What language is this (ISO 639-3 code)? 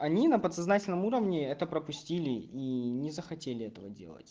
rus